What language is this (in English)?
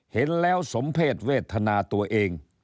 Thai